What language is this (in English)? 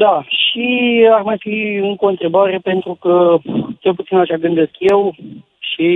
Romanian